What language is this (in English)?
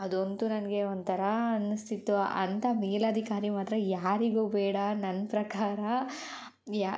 Kannada